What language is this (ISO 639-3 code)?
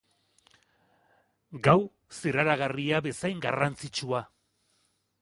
eus